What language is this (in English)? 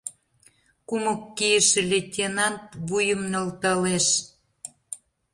Mari